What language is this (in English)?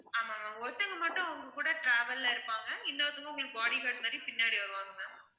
Tamil